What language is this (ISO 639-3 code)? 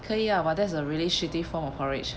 eng